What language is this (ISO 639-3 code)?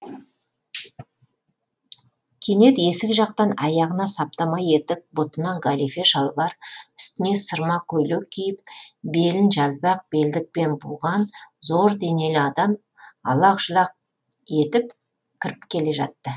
kaz